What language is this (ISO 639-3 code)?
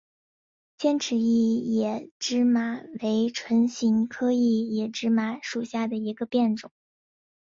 zho